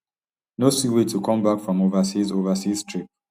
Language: Nigerian Pidgin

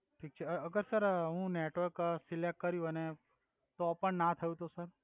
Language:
Gujarati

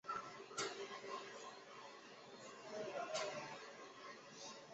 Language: Chinese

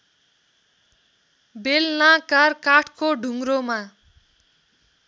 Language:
Nepali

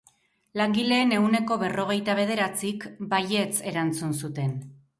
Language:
Basque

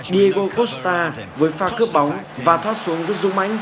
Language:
Vietnamese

